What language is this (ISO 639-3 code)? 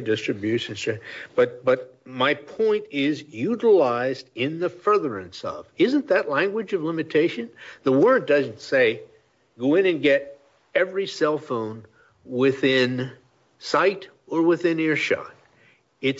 eng